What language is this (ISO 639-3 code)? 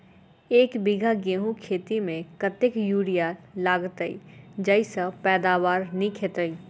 mai